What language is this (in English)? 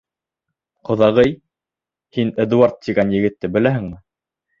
Bashkir